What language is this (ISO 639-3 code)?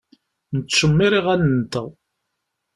kab